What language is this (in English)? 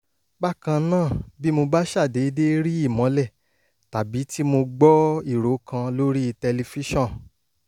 Yoruba